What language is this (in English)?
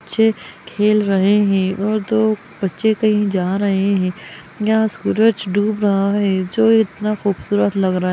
Magahi